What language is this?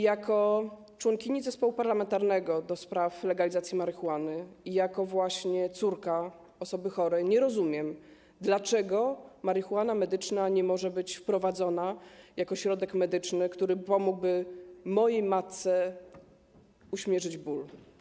Polish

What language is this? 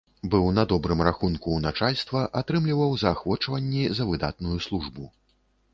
Belarusian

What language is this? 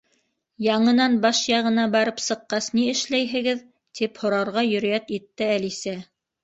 Bashkir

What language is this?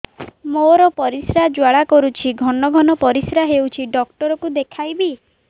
Odia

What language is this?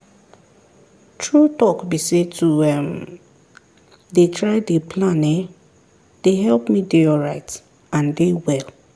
Nigerian Pidgin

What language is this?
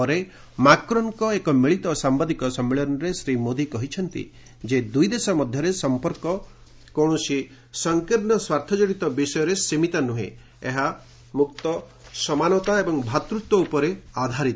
Odia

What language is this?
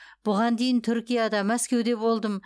Kazakh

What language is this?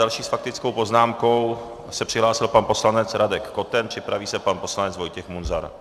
Czech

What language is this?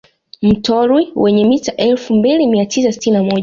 Swahili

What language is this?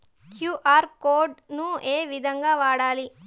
Telugu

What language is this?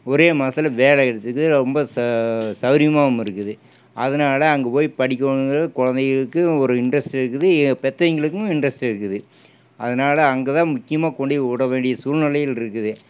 Tamil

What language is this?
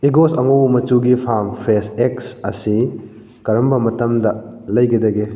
Manipuri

